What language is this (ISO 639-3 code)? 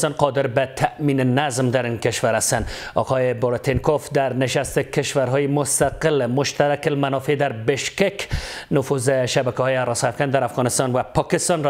fas